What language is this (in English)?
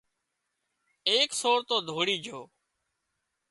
Wadiyara Koli